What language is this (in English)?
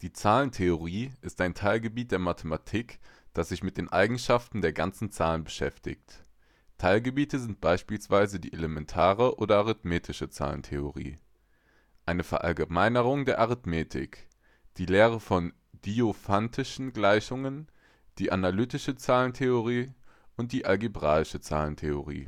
German